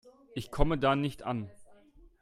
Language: German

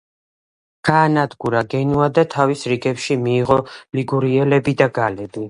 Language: Georgian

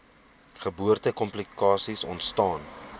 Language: Afrikaans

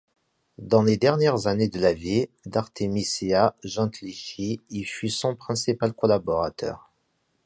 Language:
French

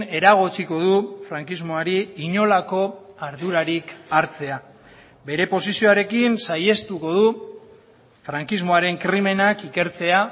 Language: Basque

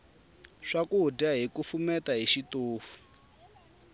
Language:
Tsonga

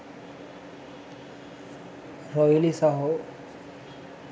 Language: Sinhala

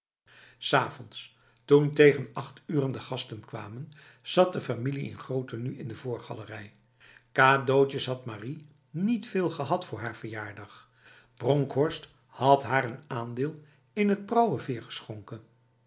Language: Dutch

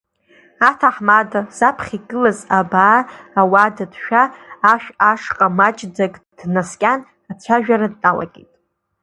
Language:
Abkhazian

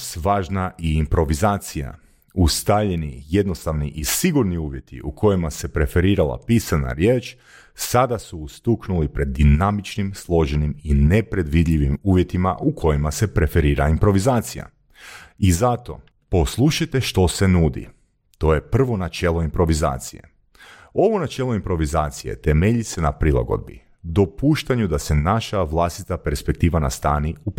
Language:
Croatian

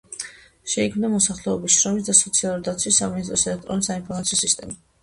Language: Georgian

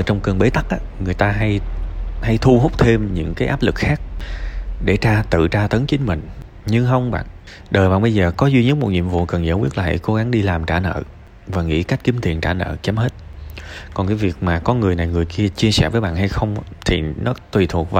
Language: Vietnamese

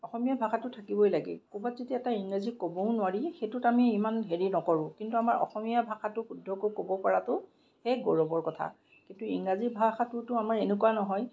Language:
Assamese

